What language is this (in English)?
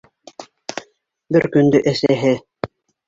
Bashkir